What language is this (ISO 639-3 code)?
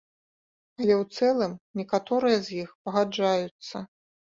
bel